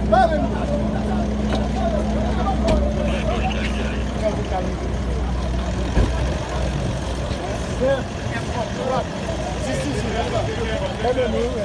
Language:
French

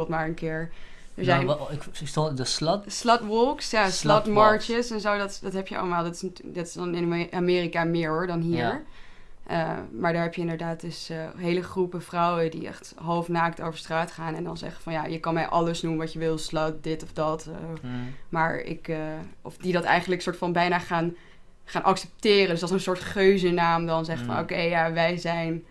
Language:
Dutch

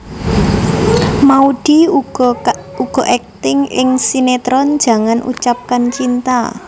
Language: Javanese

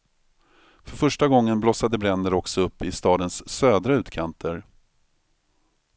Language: Swedish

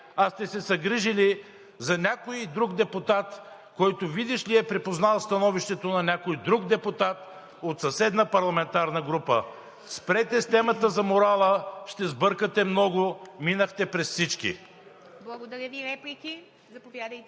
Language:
Bulgarian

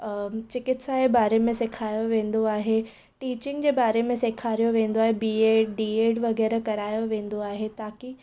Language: Sindhi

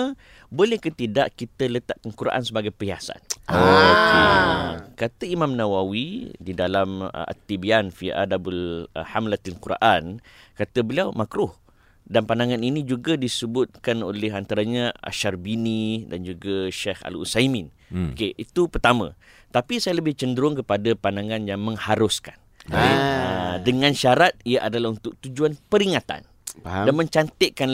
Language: Malay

